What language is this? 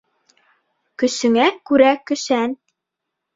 Bashkir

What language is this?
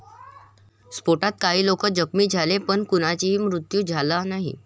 Marathi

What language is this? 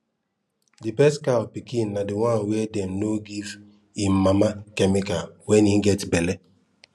Nigerian Pidgin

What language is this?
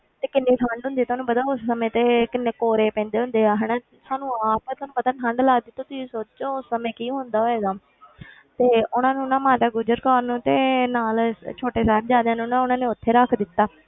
Punjabi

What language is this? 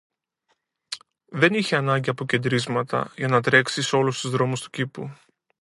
Greek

